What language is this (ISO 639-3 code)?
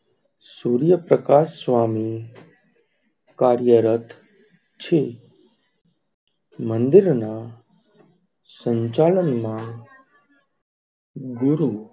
guj